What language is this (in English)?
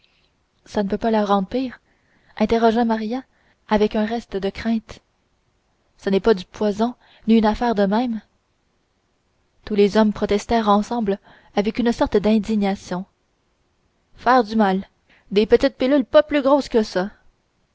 French